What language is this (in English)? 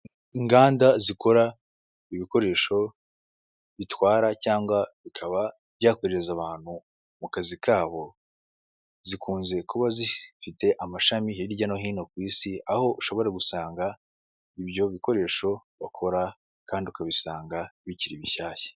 Kinyarwanda